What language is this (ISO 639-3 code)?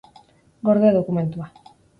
eus